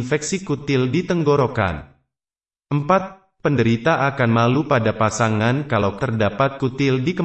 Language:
Indonesian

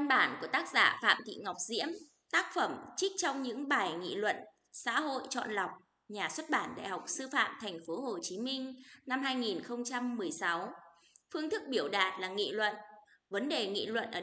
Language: Vietnamese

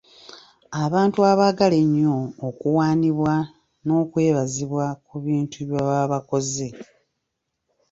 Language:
Ganda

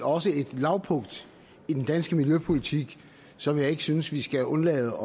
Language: Danish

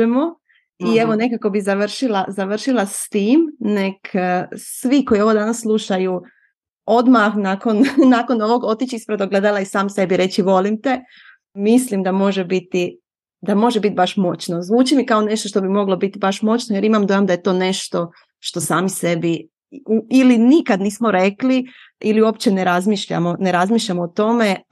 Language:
Croatian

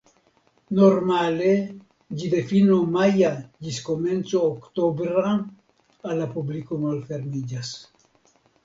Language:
Esperanto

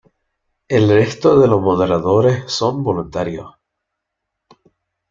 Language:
Spanish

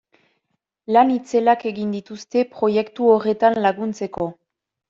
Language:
Basque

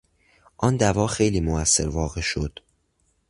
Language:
Persian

